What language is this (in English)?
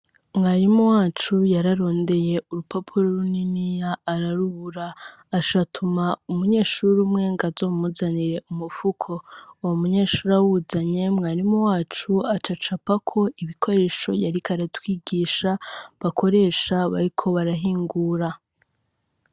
Rundi